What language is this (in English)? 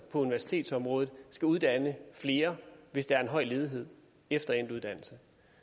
Danish